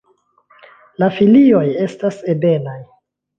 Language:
Esperanto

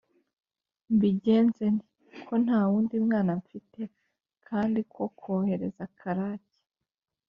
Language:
Kinyarwanda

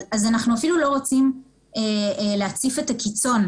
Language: Hebrew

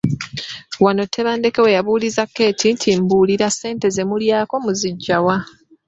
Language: Ganda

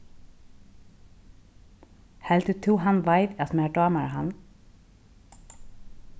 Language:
Faroese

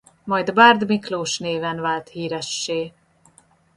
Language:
Hungarian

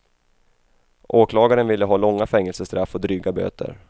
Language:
Swedish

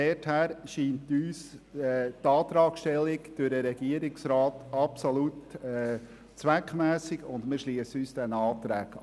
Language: Swiss German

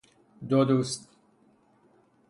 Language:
Persian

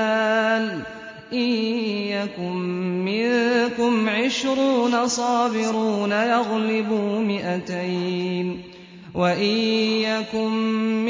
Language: Arabic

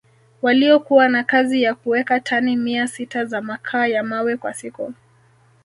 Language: Swahili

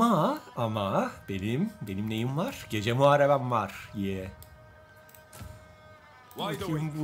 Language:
Turkish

